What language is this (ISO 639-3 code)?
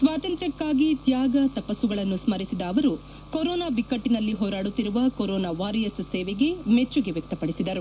kan